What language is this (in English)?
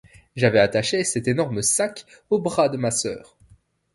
French